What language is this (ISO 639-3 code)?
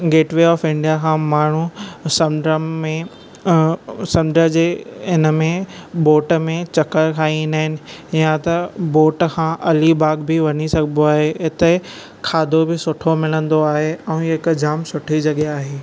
snd